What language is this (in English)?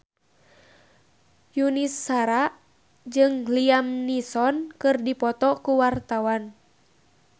Sundanese